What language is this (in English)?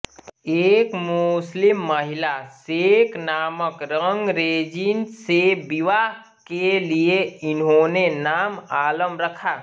Hindi